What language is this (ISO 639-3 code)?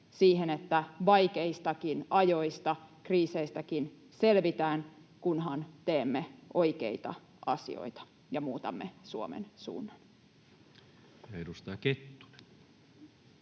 fin